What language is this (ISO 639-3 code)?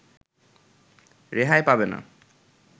ben